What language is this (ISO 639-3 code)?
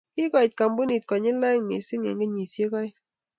kln